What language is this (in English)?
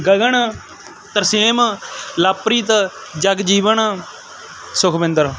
Punjabi